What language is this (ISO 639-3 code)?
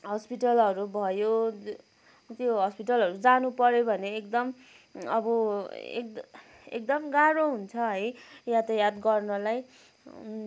nep